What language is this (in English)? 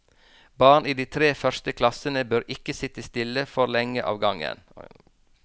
Norwegian